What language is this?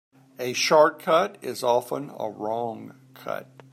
English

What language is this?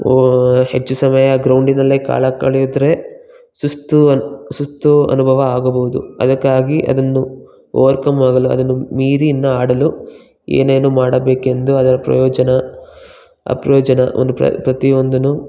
Kannada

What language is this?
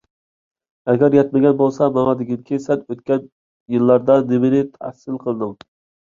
Uyghur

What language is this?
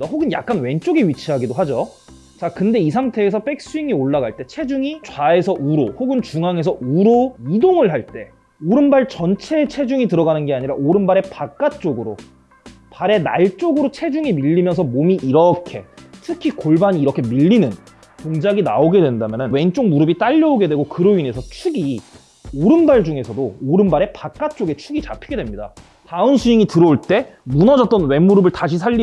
Korean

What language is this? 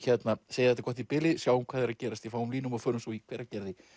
Icelandic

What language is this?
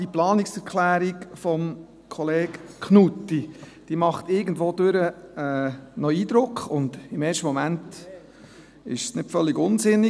Swiss German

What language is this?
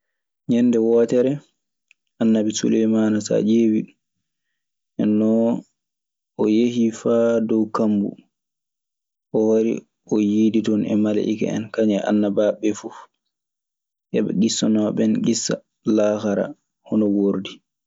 Maasina Fulfulde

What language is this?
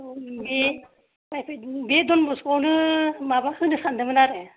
Bodo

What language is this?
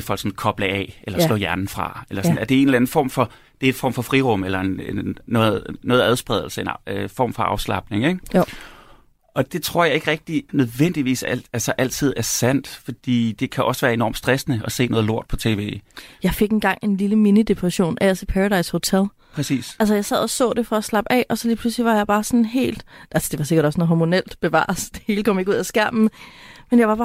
Danish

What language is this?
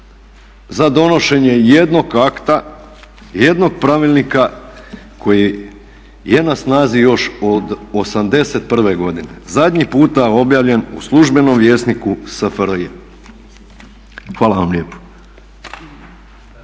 Croatian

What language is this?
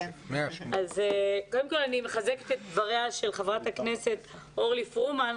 Hebrew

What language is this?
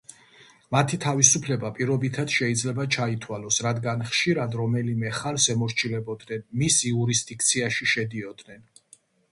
Georgian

